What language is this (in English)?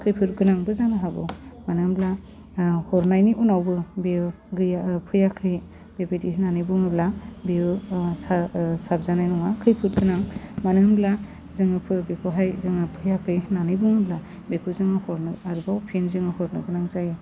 Bodo